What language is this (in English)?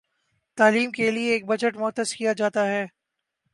Urdu